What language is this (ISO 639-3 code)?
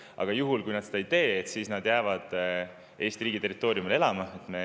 est